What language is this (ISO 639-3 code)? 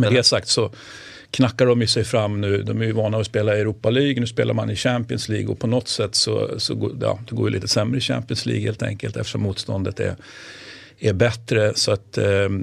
swe